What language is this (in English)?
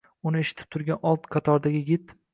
Uzbek